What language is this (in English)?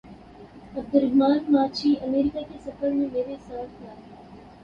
Urdu